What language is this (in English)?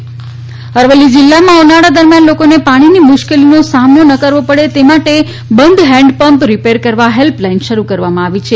Gujarati